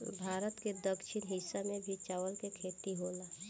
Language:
Bhojpuri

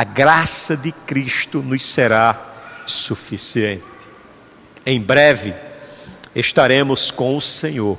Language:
Portuguese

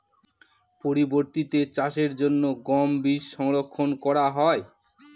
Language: Bangla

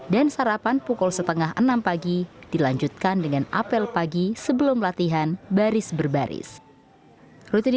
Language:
Indonesian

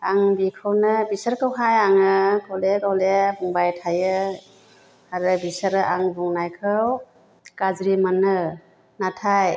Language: Bodo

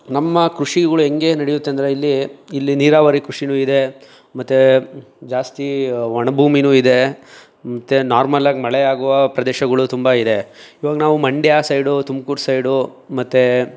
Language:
Kannada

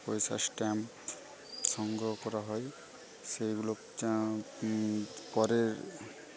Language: Bangla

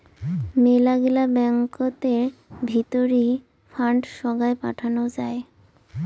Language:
Bangla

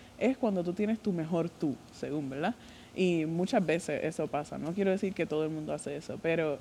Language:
Spanish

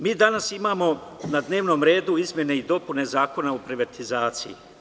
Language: Serbian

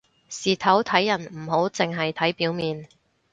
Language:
Cantonese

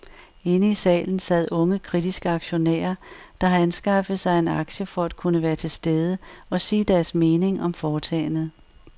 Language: Danish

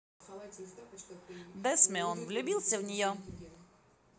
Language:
Russian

